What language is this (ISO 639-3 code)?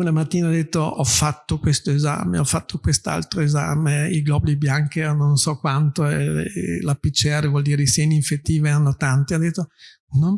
ita